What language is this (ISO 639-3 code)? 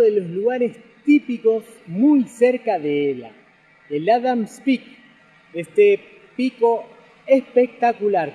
spa